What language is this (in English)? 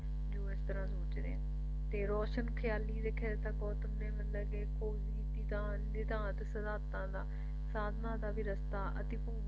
Punjabi